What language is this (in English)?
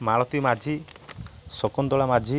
Odia